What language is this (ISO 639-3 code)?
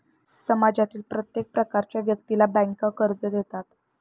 mar